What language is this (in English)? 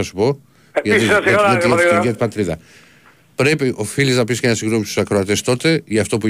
Greek